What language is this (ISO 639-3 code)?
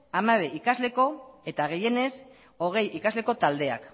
eus